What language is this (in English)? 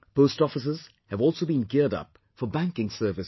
English